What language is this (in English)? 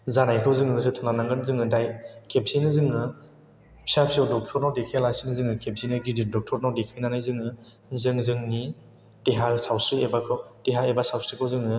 Bodo